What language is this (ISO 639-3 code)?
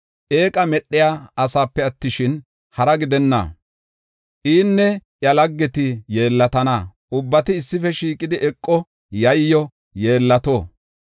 gof